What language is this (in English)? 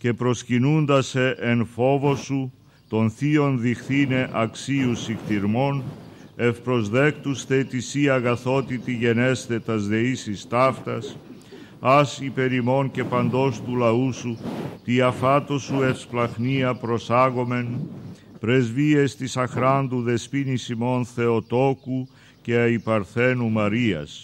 Greek